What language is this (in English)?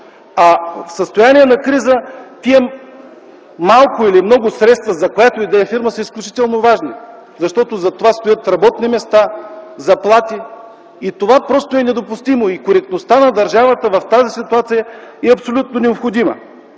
Bulgarian